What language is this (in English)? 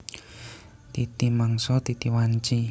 Javanese